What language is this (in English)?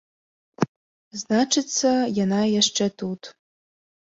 Belarusian